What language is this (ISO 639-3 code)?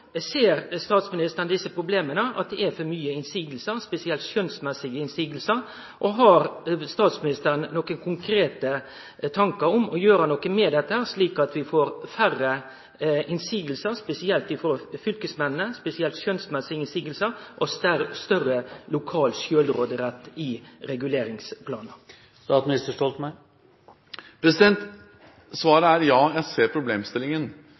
nor